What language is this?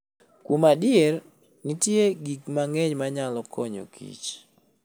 Luo (Kenya and Tanzania)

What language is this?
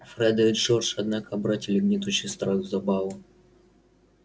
Russian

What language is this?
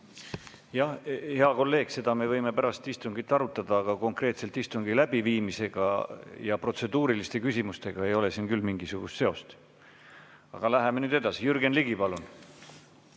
Estonian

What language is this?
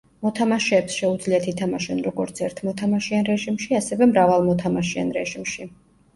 Georgian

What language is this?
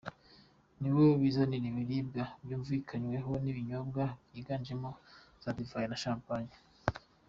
Kinyarwanda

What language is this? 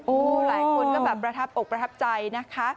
Thai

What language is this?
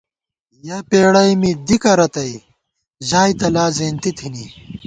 Gawar-Bati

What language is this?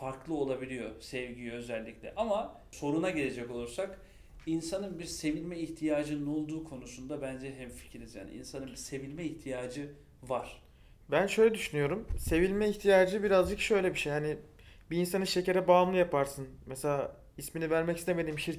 Turkish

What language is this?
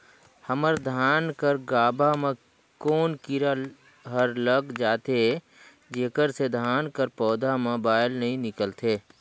Chhattisgarhi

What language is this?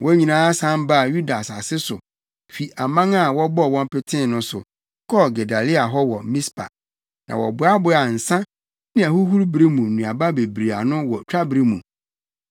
Akan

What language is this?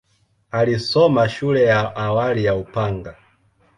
Swahili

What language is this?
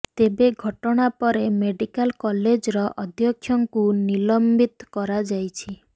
Odia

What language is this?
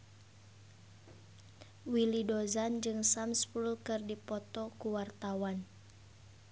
Sundanese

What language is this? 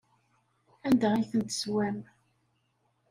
Kabyle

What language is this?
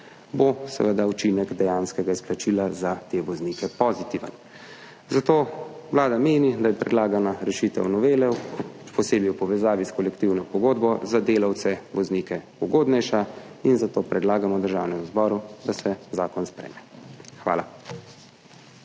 Slovenian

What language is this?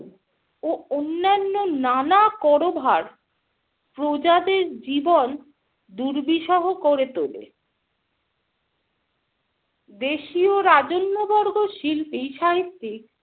Bangla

